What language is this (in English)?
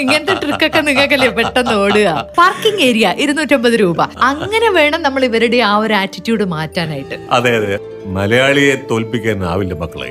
Malayalam